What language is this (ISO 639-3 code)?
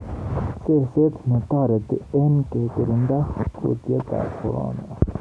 kln